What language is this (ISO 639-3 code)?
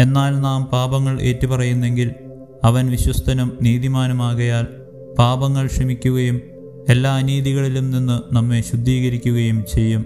mal